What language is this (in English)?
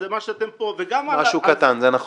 Hebrew